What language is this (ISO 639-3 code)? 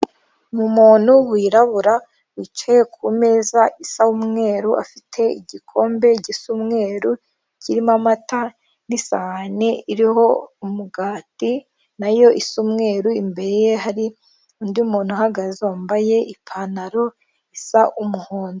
kin